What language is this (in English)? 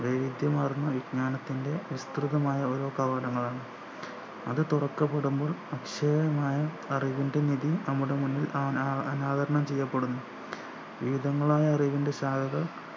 Malayalam